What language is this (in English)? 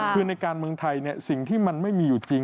Thai